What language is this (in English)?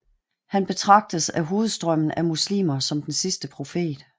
Danish